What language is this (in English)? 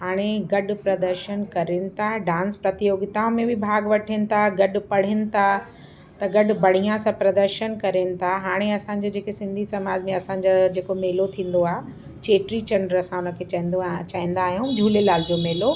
Sindhi